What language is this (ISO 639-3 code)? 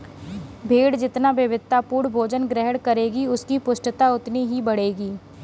hin